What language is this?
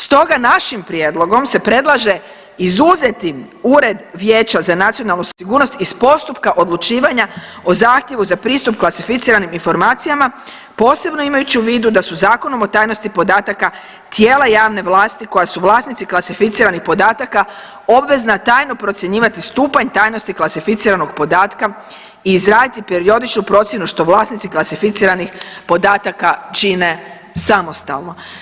Croatian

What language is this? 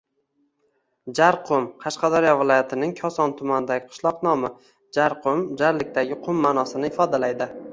Uzbek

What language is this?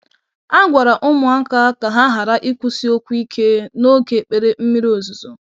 Igbo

